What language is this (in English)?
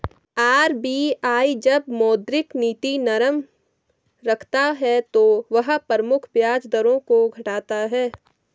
Hindi